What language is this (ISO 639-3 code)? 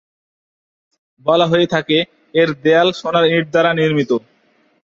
ben